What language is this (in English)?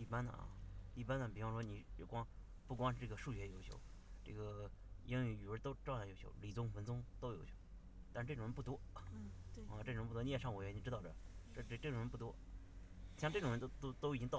Chinese